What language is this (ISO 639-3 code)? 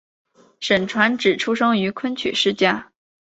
zho